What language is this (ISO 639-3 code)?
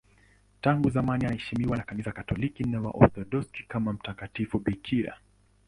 swa